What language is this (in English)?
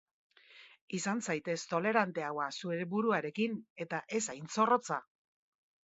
Basque